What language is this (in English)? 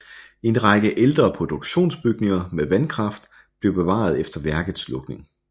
Danish